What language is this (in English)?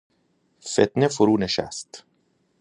Persian